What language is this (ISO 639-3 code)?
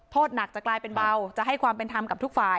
tha